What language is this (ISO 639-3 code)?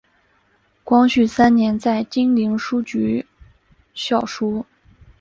zho